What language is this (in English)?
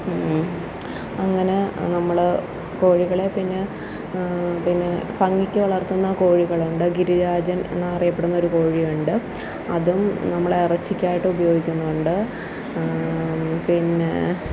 Malayalam